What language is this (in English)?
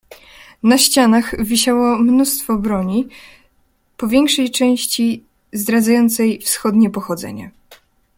Polish